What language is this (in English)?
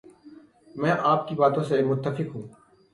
Urdu